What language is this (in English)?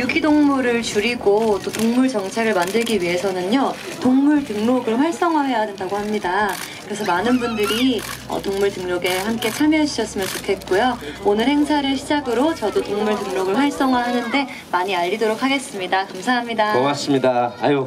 Korean